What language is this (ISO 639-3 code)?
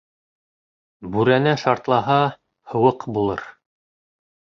bak